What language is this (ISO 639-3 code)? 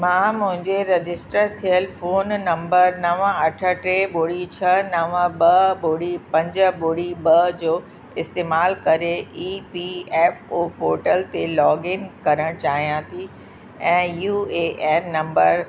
snd